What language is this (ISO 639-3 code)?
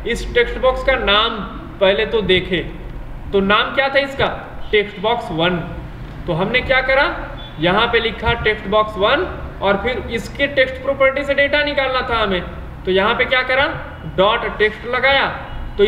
hin